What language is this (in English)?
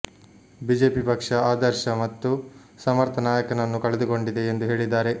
Kannada